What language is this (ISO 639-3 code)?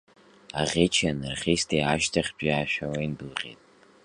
abk